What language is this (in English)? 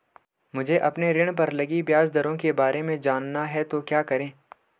Hindi